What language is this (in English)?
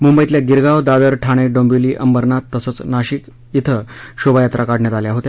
Marathi